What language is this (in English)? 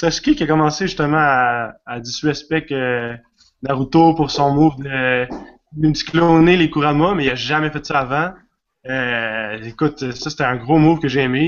French